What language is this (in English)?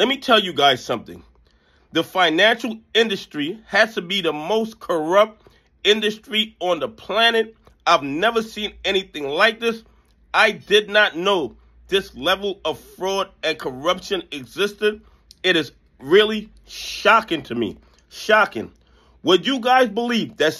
English